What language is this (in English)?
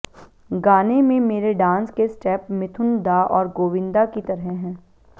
Hindi